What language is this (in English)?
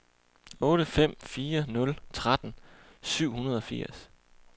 Danish